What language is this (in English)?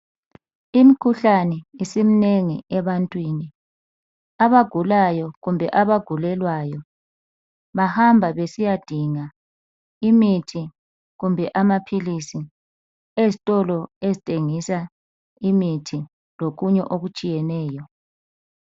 North Ndebele